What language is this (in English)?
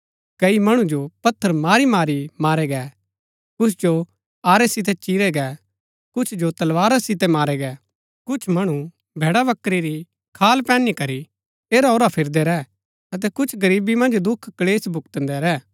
Gaddi